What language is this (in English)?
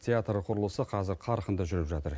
Kazakh